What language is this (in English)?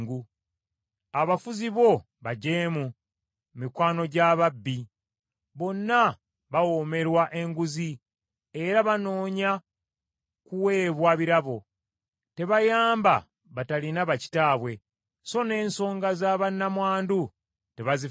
Ganda